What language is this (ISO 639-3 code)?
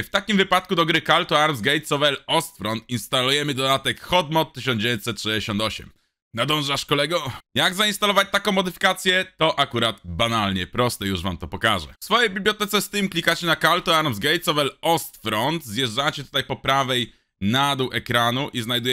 pol